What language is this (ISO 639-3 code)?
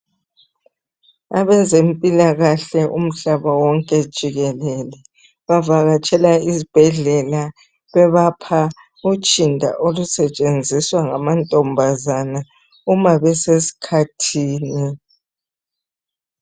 nde